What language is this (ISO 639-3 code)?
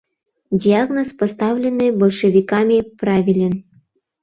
chm